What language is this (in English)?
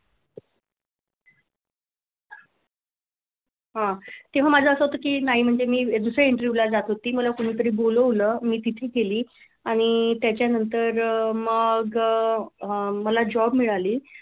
Marathi